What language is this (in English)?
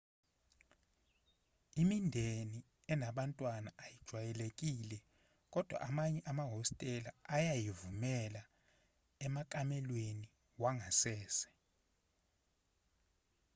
Zulu